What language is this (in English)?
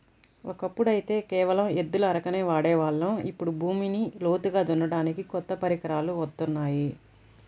Telugu